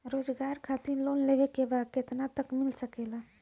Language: Bhojpuri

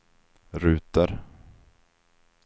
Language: Swedish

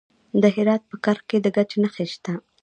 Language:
Pashto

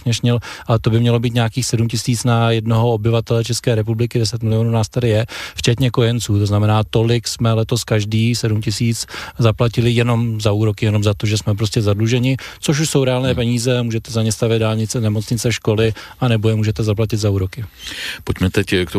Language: Czech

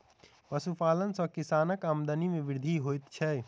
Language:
Maithili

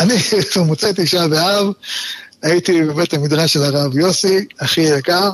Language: Hebrew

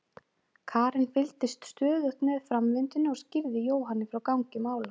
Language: Icelandic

